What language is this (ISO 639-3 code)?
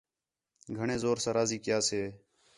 xhe